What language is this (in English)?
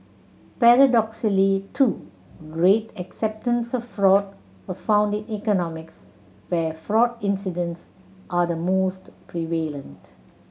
English